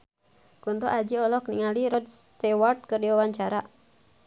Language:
Sundanese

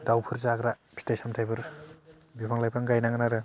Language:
Bodo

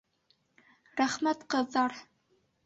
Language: Bashkir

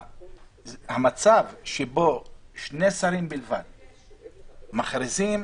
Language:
Hebrew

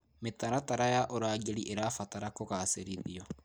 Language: Kikuyu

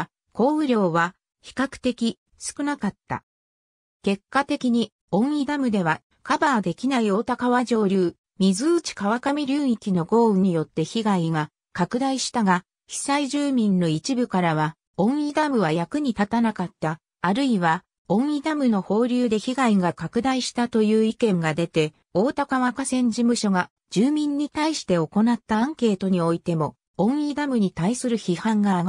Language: Japanese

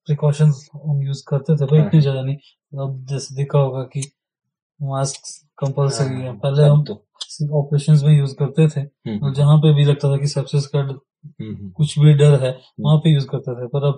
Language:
Hindi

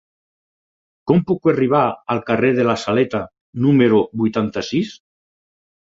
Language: Catalan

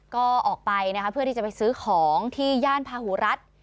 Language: Thai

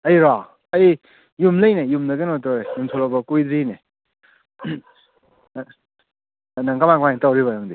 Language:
Manipuri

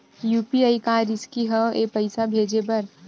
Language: Chhattisgarhi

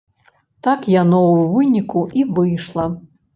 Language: Belarusian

